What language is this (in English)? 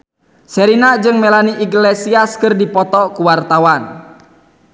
Sundanese